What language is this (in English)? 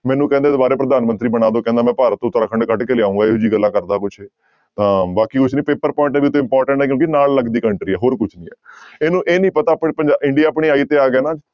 Punjabi